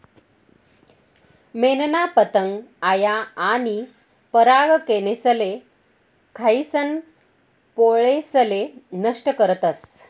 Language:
Marathi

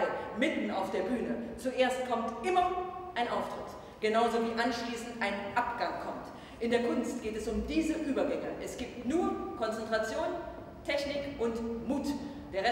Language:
German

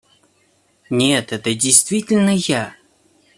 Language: Russian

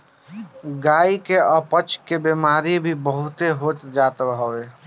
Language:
Bhojpuri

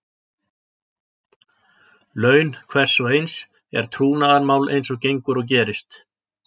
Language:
Icelandic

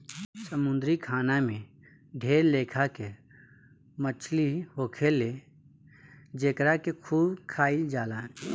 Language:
Bhojpuri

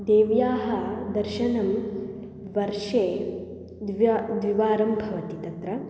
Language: Sanskrit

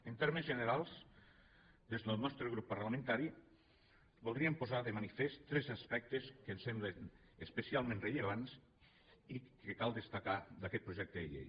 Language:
Catalan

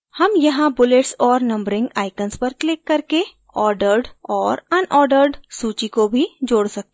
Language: Hindi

